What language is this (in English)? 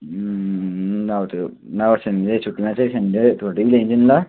Nepali